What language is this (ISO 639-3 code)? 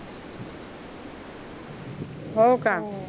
mar